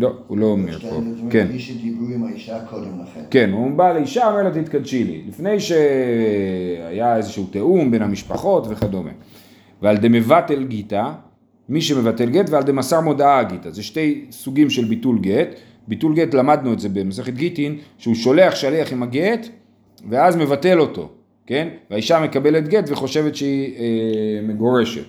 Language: Hebrew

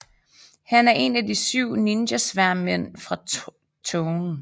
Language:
Danish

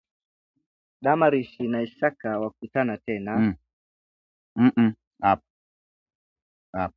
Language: Swahili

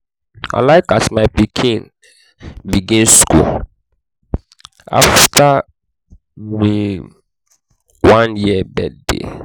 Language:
Nigerian Pidgin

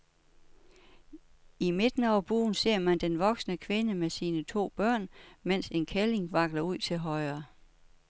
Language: Danish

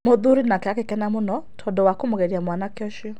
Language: Kikuyu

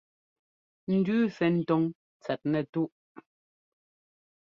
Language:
Ngomba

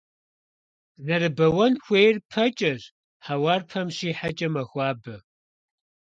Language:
Kabardian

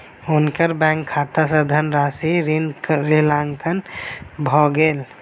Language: Maithili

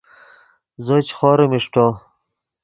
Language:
Yidgha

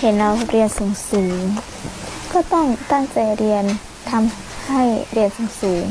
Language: Thai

